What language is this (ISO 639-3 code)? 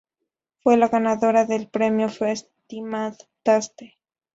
spa